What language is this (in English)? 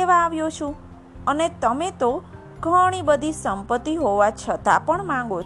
Gujarati